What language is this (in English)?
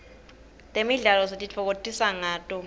Swati